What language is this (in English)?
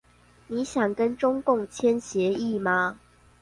Chinese